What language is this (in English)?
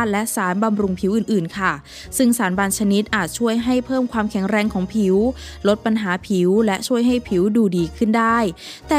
Thai